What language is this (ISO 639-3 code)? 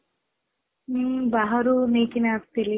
ori